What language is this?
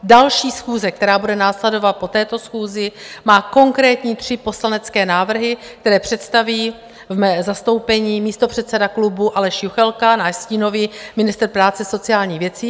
Czech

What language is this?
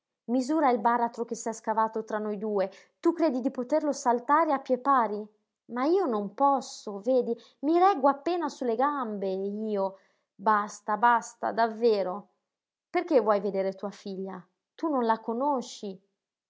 Italian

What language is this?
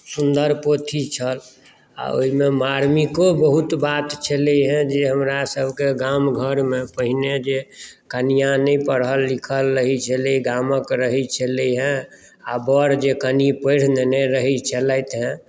Maithili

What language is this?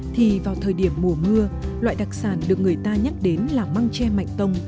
Vietnamese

